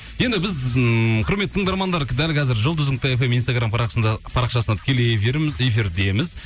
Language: Kazakh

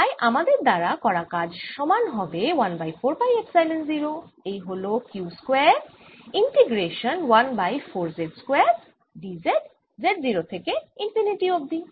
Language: Bangla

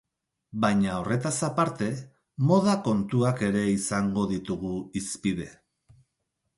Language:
Basque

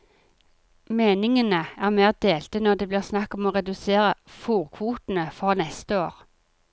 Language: Norwegian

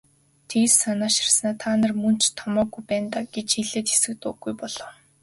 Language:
Mongolian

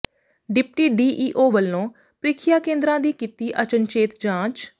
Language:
Punjabi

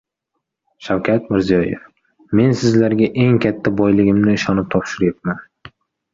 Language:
Uzbek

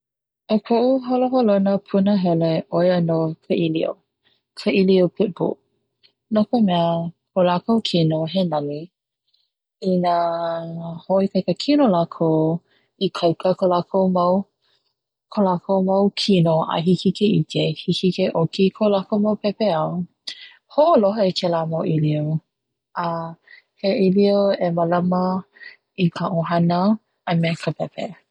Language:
Hawaiian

